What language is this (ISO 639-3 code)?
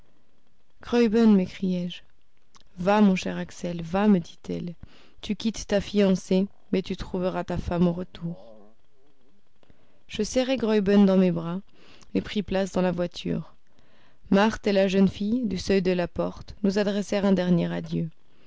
fra